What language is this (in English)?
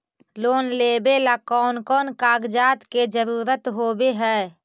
Magahi